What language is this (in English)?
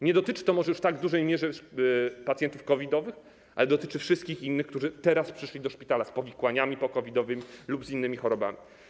Polish